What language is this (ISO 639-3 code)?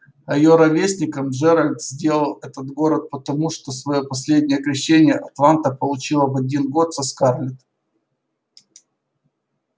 rus